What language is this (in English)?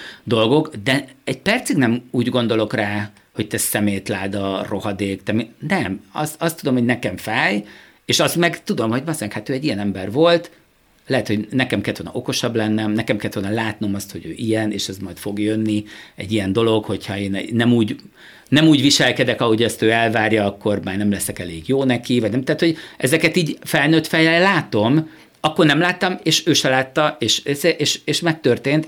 Hungarian